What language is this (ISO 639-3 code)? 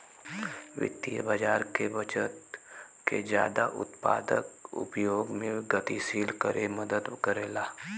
bho